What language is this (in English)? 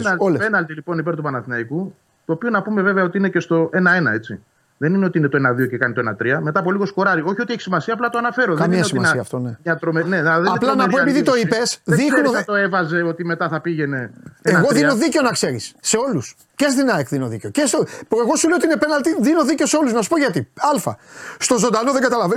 Greek